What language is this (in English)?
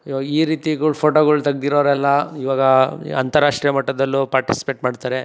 Kannada